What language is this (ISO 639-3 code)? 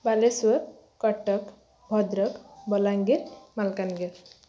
ori